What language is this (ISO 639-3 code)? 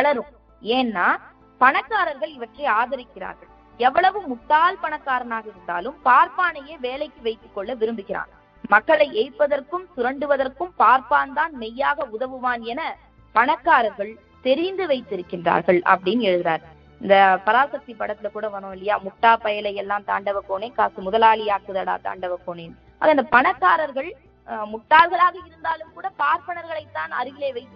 tam